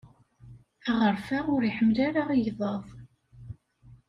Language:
Kabyle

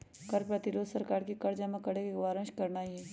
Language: Magahi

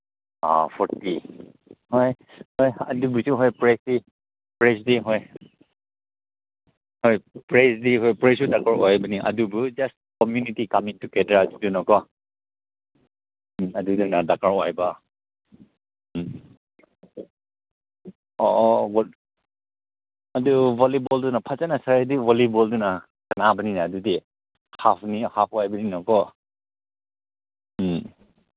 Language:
Manipuri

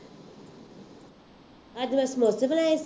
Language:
Punjabi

